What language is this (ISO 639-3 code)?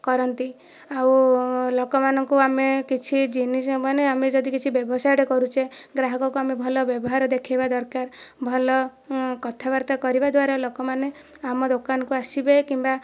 ori